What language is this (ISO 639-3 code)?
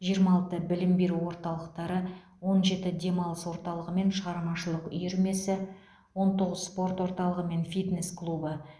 kaz